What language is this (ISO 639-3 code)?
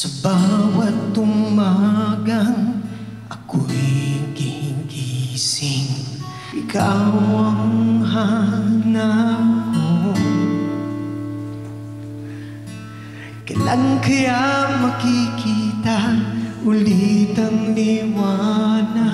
fil